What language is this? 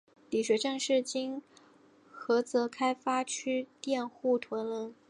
Chinese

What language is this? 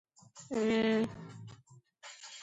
Georgian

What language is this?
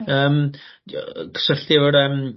Welsh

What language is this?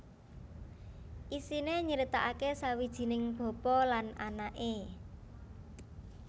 Javanese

